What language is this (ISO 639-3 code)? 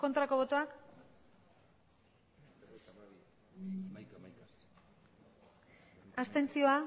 eus